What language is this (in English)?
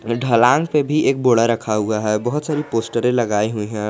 Hindi